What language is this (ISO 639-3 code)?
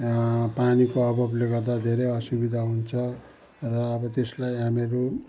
nep